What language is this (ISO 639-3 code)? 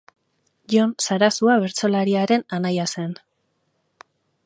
eus